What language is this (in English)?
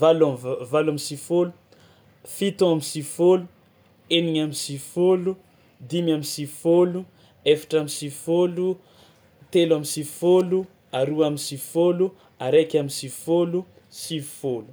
Tsimihety Malagasy